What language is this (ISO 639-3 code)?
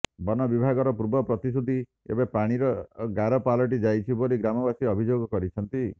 ori